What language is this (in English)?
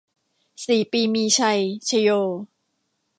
Thai